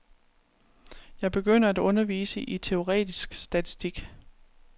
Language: Danish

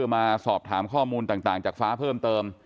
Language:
Thai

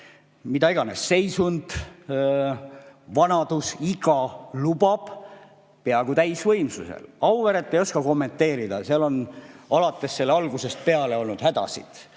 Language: Estonian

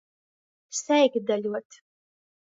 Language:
Latgalian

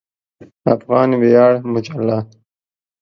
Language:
Pashto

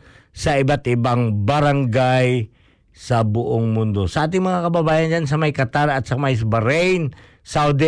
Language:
Filipino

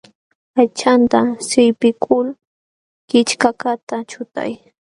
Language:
Jauja Wanca Quechua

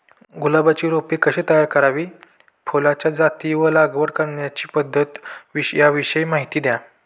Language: Marathi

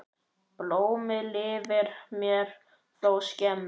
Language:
Icelandic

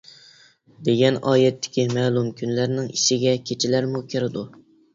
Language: Uyghur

